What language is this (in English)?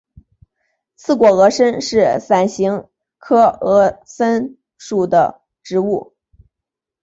Chinese